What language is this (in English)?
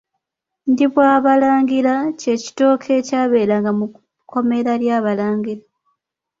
Ganda